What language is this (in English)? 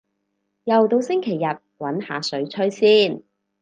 Cantonese